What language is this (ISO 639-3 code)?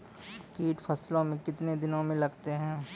mai